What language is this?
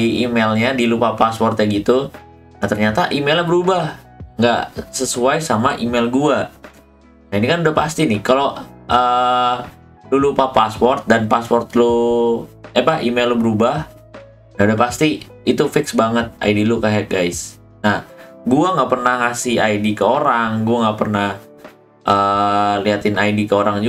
Indonesian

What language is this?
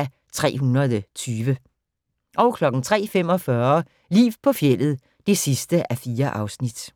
Danish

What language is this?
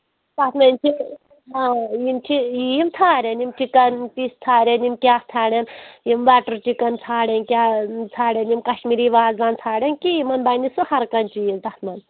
Kashmiri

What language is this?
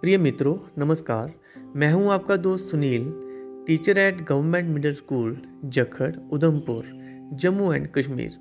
Hindi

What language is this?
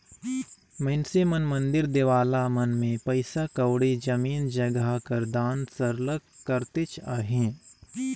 Chhattisgarhi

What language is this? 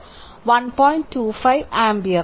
Malayalam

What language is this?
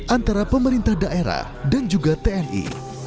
Indonesian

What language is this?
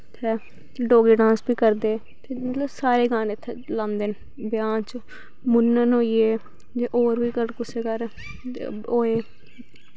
Dogri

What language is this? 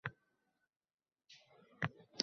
Uzbek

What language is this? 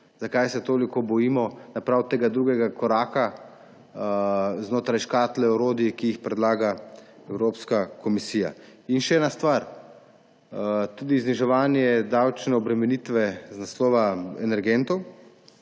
Slovenian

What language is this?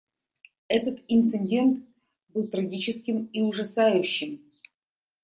Russian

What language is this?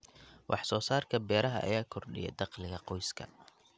Somali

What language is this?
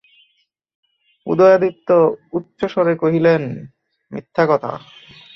Bangla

